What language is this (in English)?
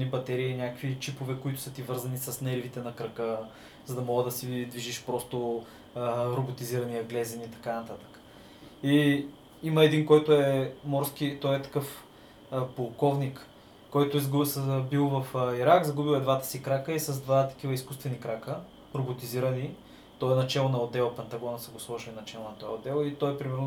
Bulgarian